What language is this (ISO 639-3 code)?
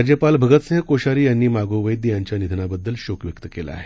mar